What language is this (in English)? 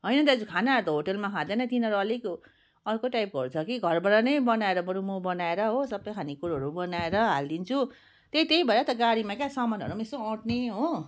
Nepali